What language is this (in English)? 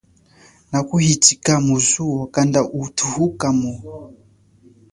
Chokwe